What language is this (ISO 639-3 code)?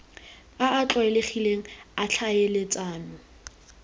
tsn